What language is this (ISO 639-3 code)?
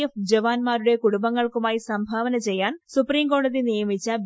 mal